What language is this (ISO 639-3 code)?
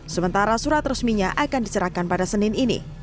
ind